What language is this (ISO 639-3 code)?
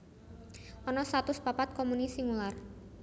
jav